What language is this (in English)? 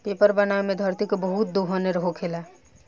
Bhojpuri